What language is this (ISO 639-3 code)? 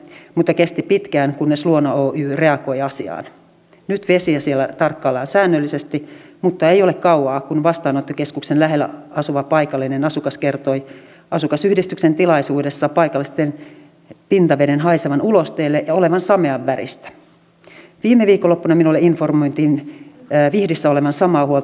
fin